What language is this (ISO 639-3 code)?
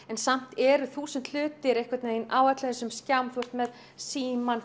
isl